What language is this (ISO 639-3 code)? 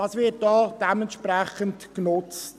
gsw